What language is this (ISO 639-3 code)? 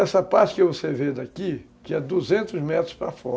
por